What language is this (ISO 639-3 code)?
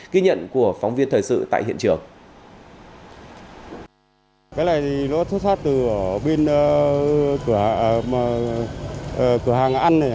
vie